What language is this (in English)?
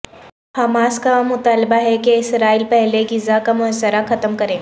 Urdu